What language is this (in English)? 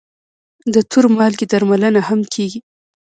Pashto